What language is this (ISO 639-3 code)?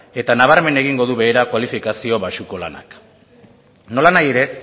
eus